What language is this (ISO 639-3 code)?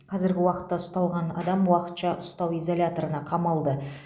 kaz